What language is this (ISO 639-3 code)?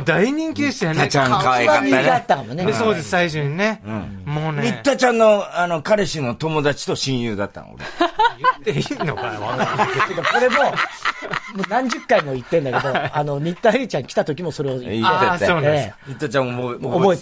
jpn